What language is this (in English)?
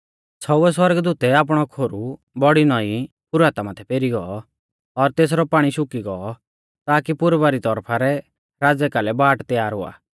Mahasu Pahari